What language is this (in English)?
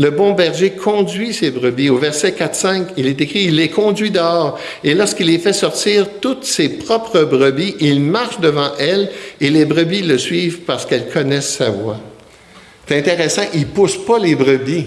French